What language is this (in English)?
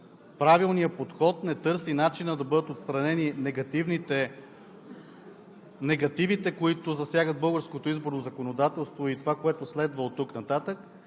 Bulgarian